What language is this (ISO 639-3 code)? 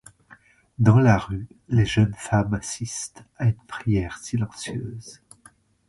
fra